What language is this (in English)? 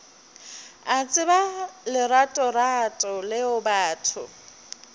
Northern Sotho